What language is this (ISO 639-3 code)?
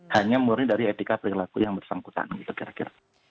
ind